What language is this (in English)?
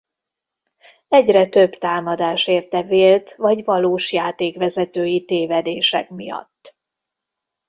Hungarian